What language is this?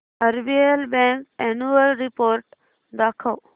Marathi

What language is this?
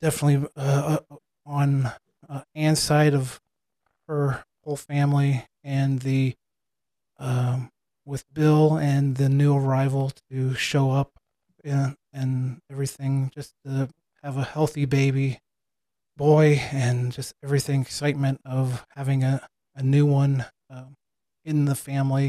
English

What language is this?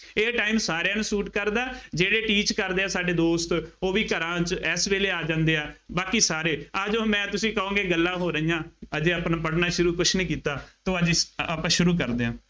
Punjabi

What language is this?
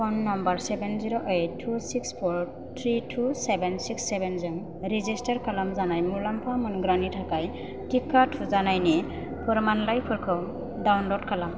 Bodo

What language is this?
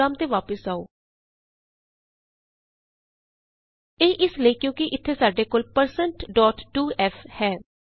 Punjabi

